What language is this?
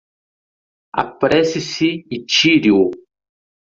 Portuguese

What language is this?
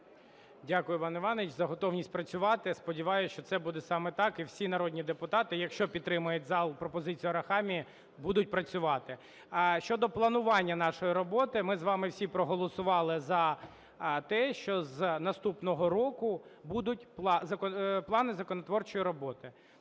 Ukrainian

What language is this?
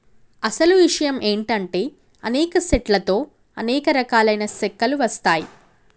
Telugu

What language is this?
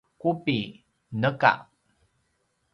Paiwan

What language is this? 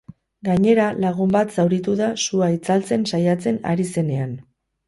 Basque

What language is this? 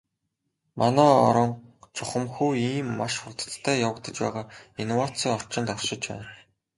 Mongolian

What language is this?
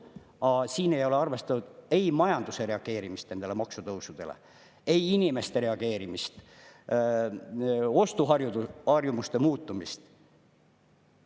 Estonian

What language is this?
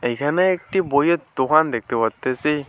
Bangla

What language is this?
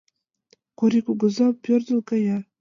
Mari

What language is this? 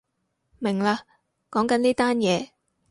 Cantonese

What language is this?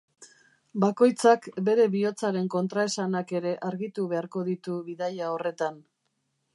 Basque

